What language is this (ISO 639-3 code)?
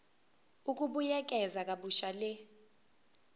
zul